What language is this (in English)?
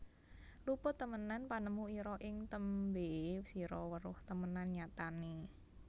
Javanese